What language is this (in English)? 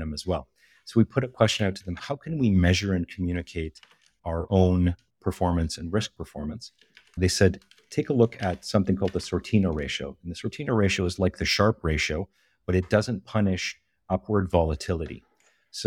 English